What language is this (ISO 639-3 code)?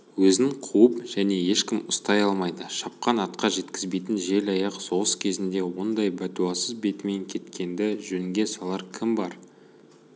kaz